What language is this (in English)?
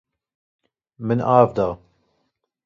Kurdish